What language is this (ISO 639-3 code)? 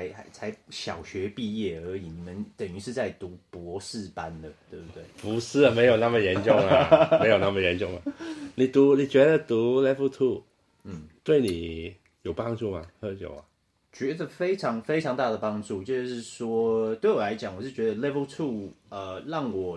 zho